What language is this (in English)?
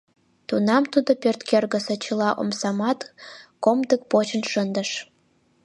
Mari